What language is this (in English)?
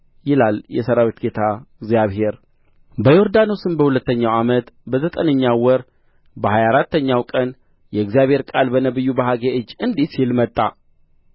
Amharic